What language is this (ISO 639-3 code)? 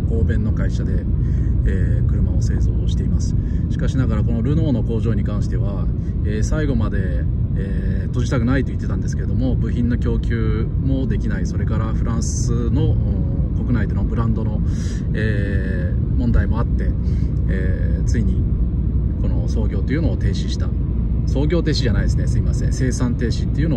jpn